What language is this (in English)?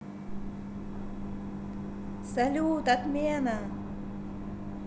Russian